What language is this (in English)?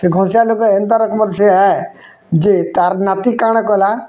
Odia